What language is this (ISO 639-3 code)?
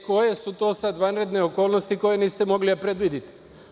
srp